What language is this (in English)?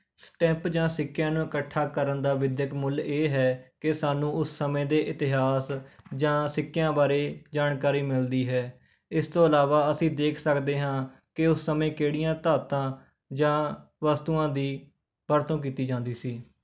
Punjabi